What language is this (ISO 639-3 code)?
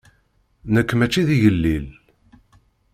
kab